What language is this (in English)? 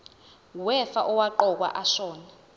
Zulu